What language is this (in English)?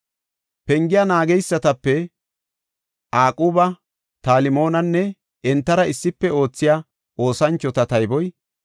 Gofa